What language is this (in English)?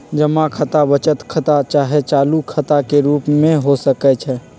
Magahi